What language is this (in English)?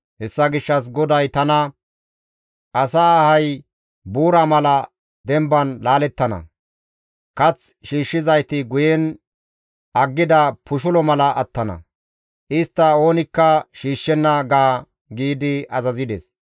Gamo